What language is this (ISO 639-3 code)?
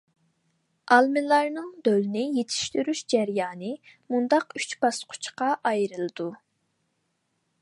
uig